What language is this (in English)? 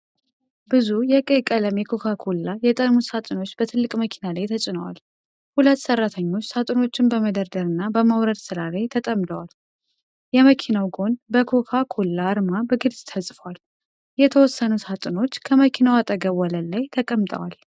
Amharic